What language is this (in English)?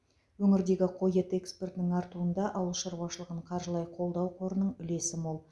Kazakh